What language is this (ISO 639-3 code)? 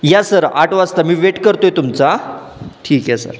mar